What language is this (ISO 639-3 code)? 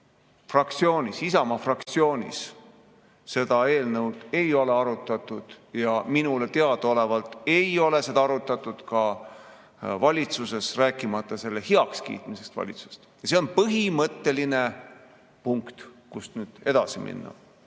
est